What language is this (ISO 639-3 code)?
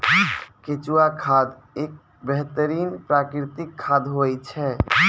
mai